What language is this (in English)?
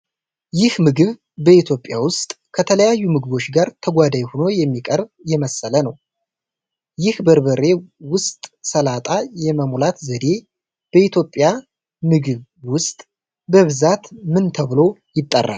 Amharic